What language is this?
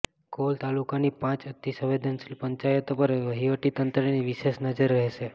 Gujarati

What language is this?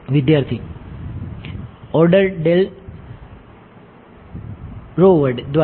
Gujarati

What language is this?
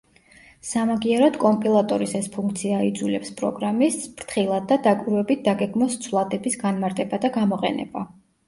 Georgian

